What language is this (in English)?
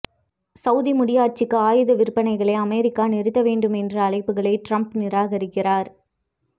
Tamil